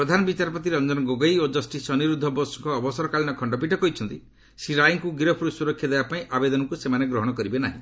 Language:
Odia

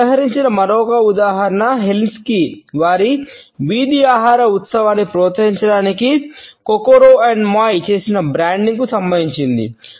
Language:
Telugu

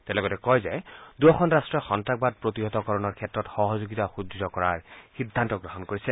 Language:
Assamese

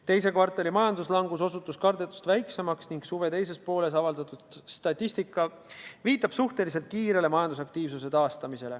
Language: Estonian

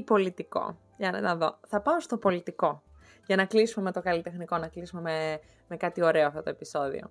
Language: Greek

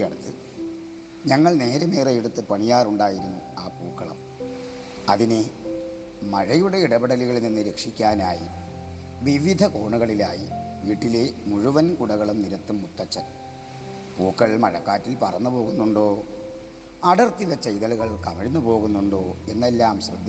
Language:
Malayalam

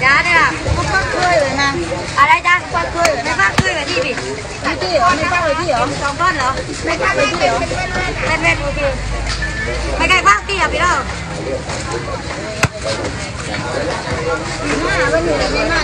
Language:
Thai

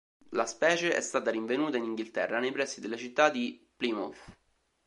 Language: Italian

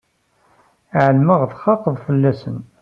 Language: Kabyle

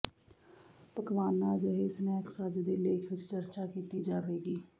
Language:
Punjabi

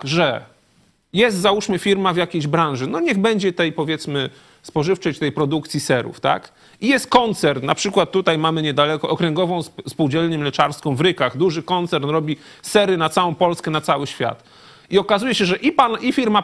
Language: Polish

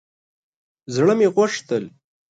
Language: Pashto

